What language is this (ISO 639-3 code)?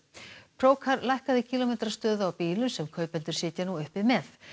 isl